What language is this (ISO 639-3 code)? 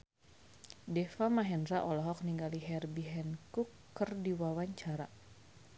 sun